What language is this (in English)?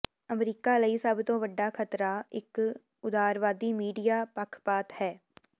Punjabi